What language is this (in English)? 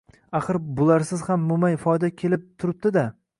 Uzbek